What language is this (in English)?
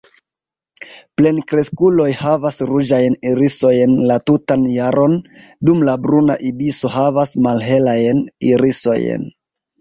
Esperanto